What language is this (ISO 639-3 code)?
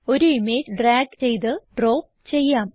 mal